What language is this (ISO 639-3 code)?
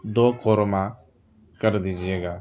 urd